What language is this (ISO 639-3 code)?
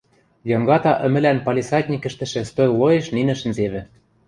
mrj